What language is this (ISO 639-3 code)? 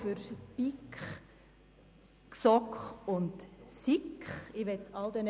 gsw